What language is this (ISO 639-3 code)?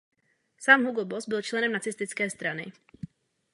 ces